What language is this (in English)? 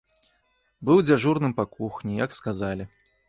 Belarusian